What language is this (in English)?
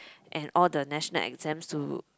English